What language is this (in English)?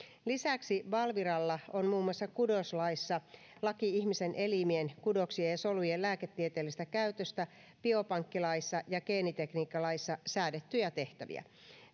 Finnish